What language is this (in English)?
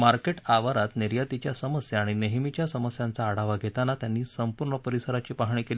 Marathi